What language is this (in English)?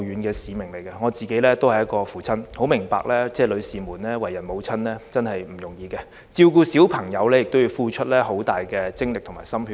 Cantonese